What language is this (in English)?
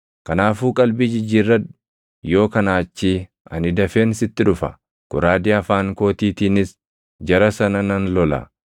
Oromo